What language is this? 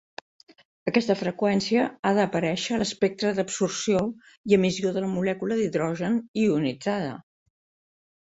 Catalan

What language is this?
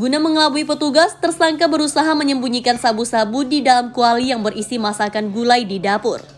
Indonesian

